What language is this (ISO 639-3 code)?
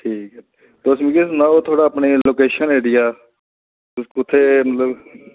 doi